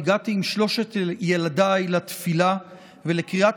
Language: Hebrew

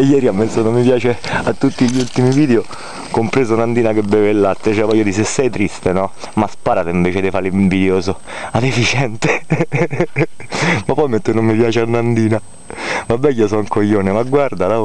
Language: Italian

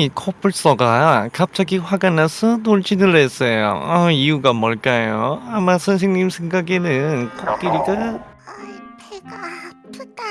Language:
Korean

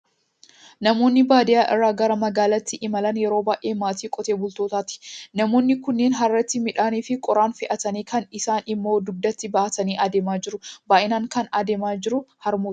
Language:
Oromo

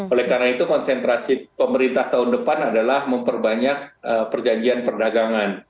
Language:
Indonesian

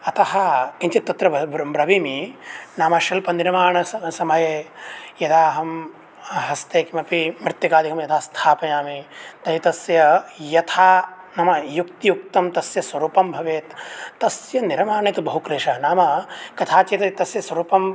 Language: Sanskrit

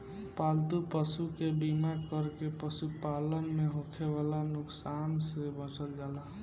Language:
Bhojpuri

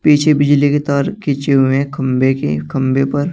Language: Hindi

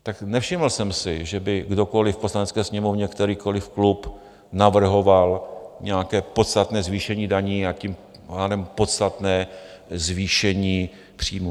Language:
Czech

